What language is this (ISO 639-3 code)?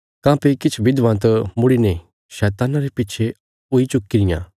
kfs